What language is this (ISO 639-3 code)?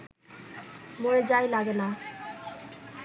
ben